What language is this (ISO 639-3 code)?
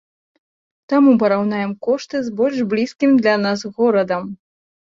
bel